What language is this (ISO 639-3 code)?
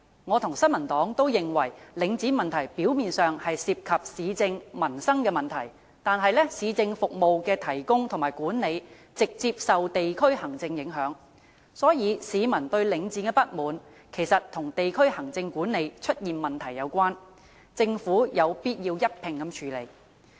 yue